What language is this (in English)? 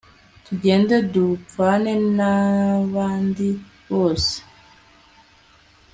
Kinyarwanda